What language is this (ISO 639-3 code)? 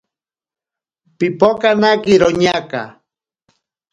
prq